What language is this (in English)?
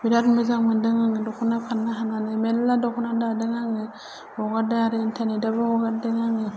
Bodo